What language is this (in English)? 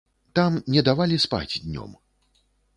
Belarusian